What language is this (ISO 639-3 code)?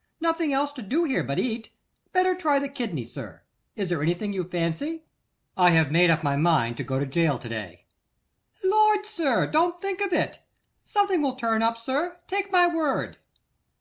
eng